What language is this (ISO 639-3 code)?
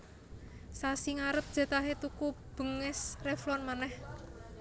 jav